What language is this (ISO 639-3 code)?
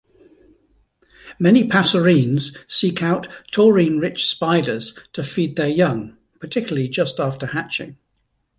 eng